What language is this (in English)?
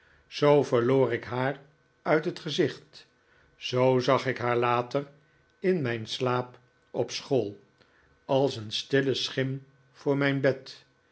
Dutch